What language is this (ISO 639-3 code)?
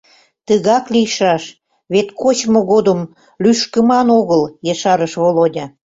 chm